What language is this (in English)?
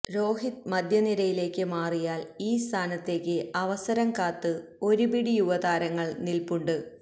Malayalam